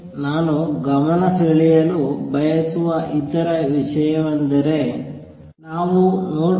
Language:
Kannada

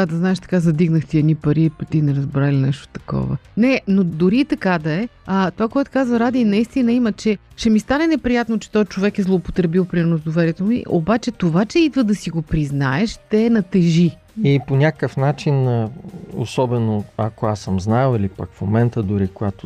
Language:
Bulgarian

